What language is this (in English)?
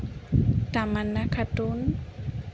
Assamese